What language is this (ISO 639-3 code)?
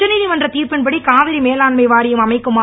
tam